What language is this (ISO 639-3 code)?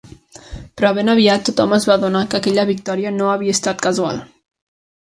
cat